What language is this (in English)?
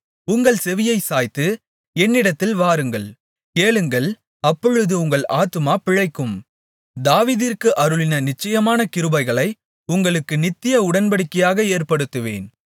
Tamil